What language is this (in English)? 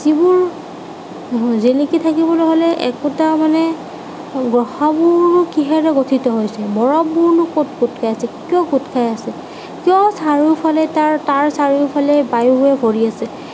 Assamese